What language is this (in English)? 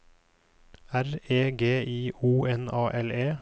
Norwegian